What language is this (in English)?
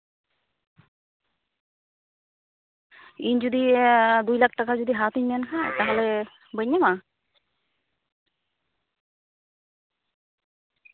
Santali